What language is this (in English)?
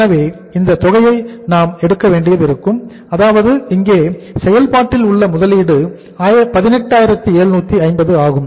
Tamil